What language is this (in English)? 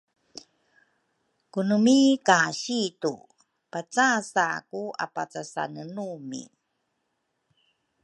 Rukai